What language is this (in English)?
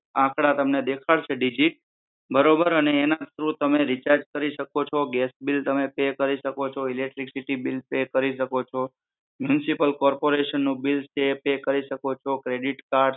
Gujarati